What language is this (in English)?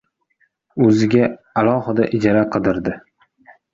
Uzbek